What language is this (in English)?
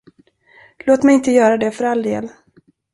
Swedish